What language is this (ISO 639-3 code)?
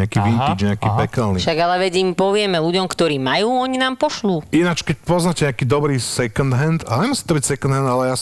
slk